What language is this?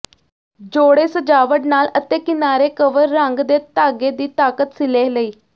Punjabi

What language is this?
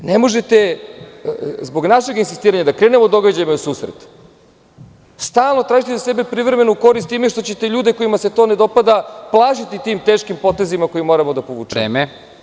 Serbian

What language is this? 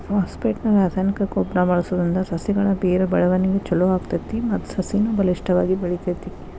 Kannada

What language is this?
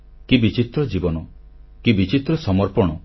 Odia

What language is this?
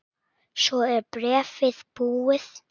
Icelandic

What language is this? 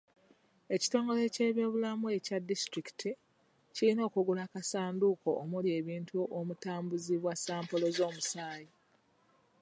Ganda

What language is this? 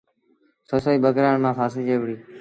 Sindhi Bhil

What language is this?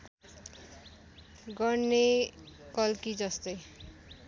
Nepali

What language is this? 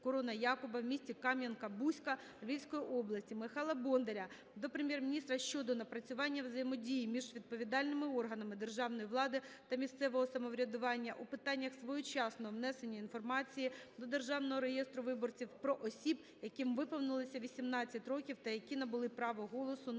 Ukrainian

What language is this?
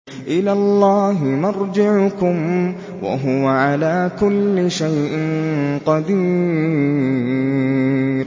Arabic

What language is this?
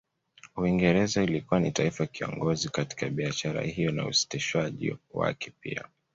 Swahili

